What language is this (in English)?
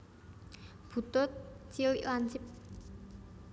Javanese